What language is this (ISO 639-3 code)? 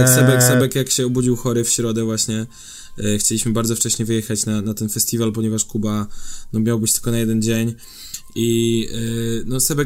pol